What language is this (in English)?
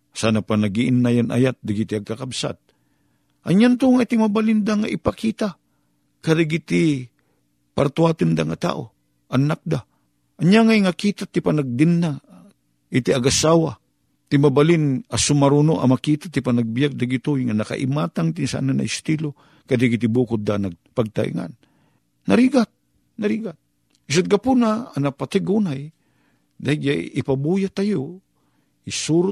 Filipino